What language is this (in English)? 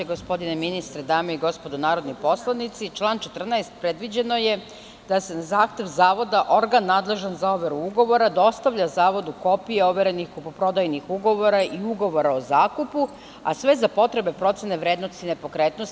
Serbian